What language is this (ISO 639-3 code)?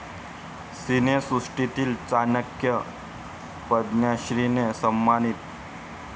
mar